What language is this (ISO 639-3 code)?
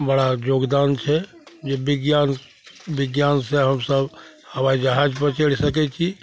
mai